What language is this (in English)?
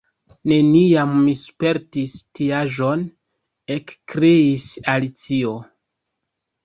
Esperanto